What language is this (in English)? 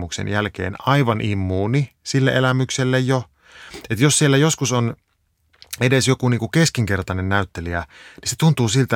Finnish